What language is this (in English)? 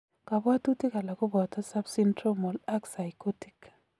Kalenjin